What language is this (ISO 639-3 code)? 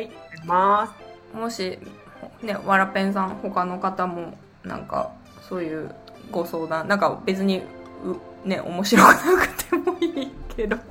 jpn